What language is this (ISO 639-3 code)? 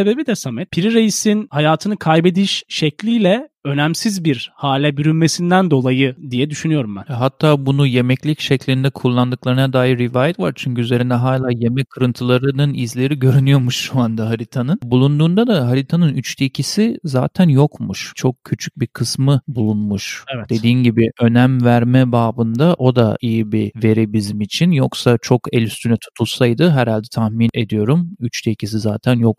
tur